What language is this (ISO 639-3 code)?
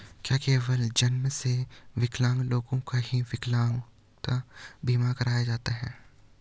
hin